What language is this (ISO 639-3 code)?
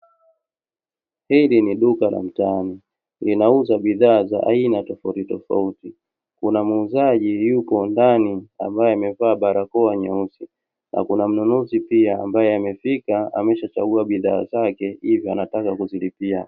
swa